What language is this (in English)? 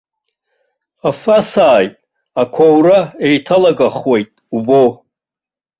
Abkhazian